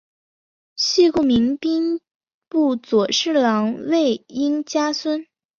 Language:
Chinese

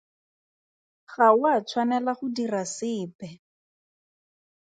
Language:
Tswana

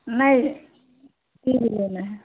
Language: Hindi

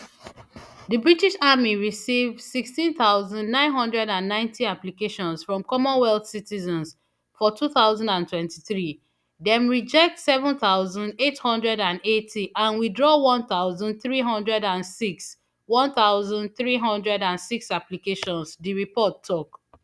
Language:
Nigerian Pidgin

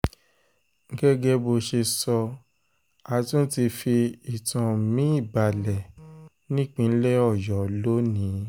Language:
Yoruba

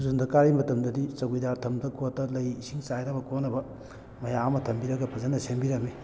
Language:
Manipuri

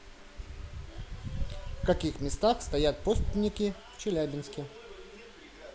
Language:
Russian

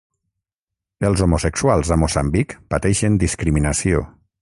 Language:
Catalan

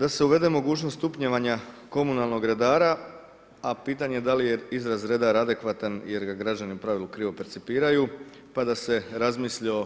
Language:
Croatian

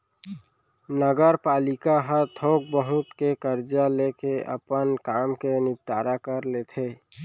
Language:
Chhattisgarhi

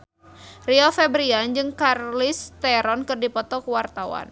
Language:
Sundanese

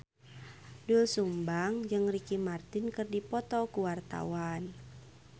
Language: Sundanese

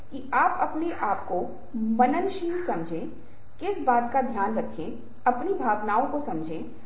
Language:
Hindi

